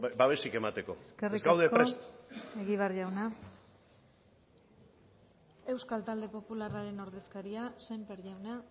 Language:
Basque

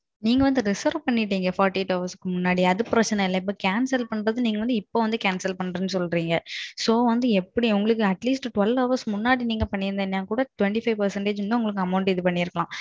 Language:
Tamil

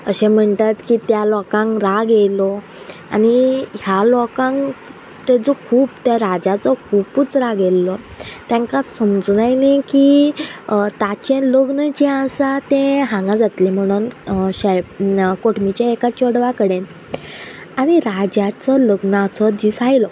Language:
Konkani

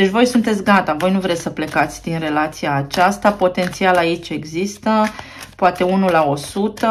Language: Romanian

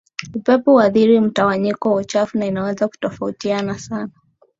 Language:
Swahili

